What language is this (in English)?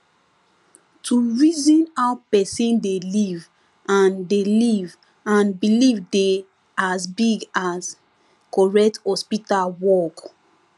Nigerian Pidgin